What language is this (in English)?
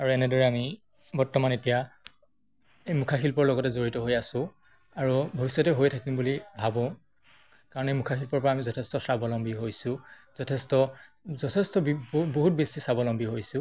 Assamese